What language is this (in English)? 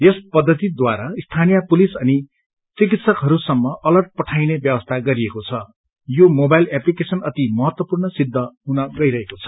Nepali